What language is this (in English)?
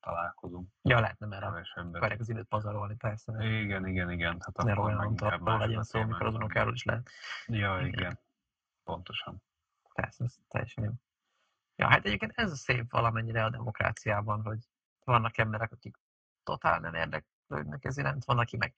Hungarian